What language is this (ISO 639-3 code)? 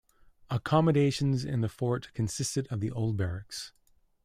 eng